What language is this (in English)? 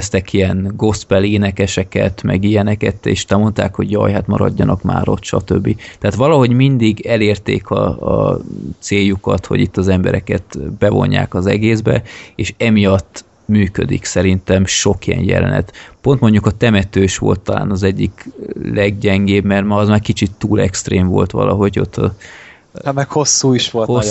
Hungarian